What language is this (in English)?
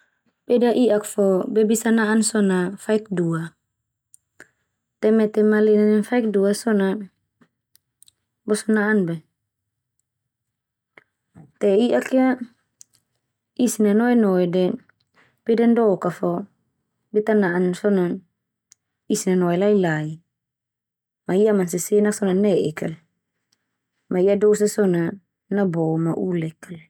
Termanu